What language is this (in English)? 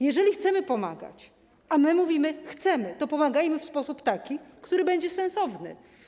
Polish